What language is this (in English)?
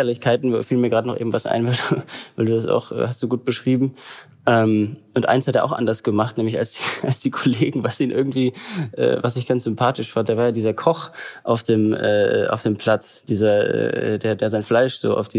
German